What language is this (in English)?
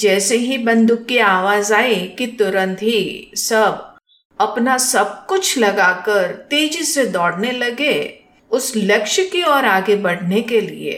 Hindi